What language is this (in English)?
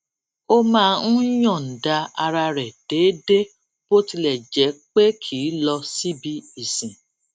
Yoruba